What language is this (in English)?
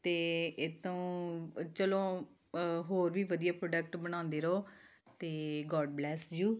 Punjabi